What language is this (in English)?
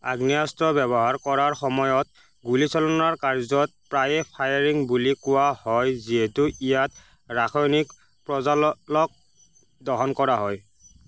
Assamese